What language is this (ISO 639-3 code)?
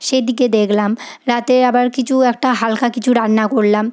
ben